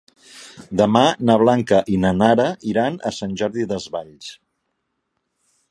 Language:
Catalan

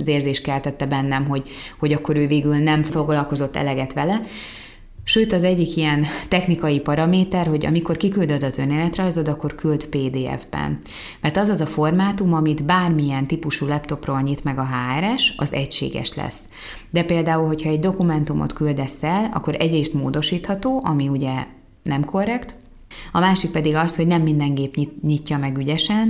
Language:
Hungarian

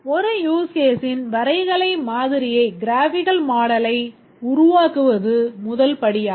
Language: Tamil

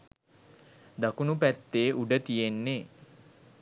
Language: Sinhala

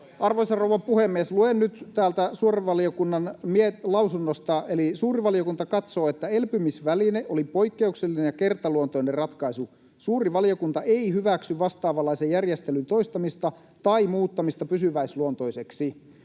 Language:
Finnish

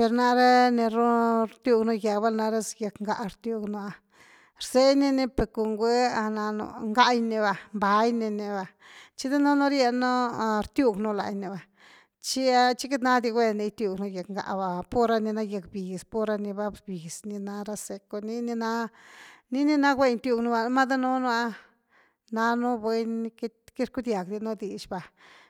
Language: Güilá Zapotec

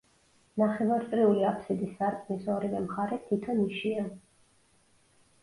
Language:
Georgian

